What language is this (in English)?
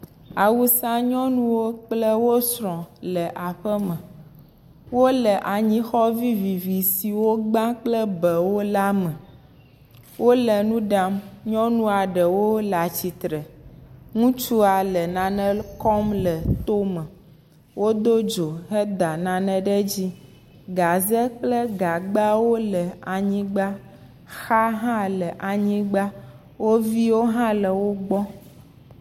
Ewe